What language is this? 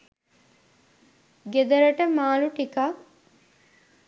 Sinhala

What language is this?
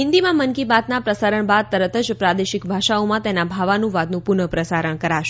Gujarati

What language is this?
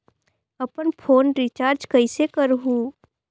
Chhattisgarhi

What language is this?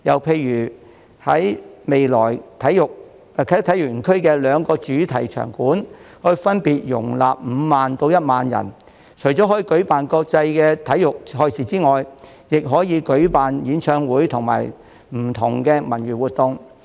Cantonese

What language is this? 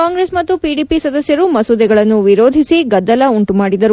Kannada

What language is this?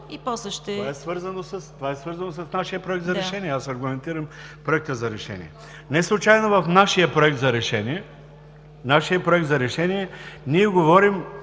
Bulgarian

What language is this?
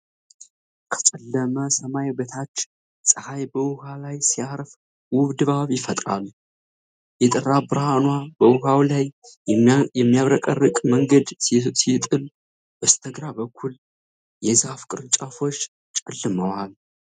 Amharic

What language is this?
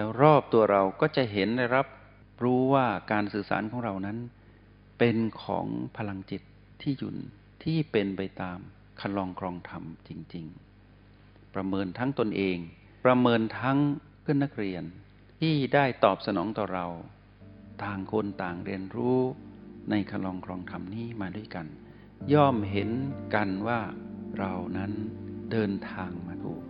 Thai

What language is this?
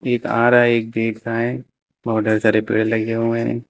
Hindi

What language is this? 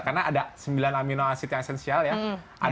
Indonesian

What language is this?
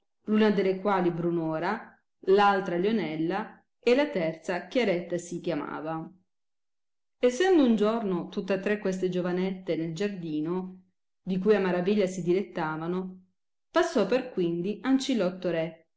Italian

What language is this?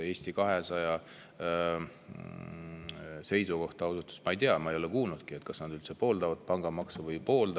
Estonian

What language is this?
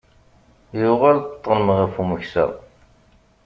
Kabyle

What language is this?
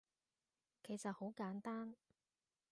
Cantonese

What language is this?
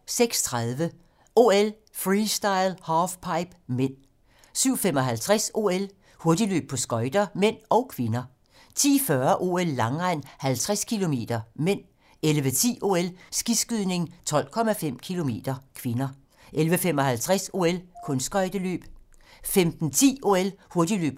Danish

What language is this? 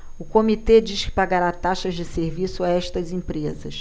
Portuguese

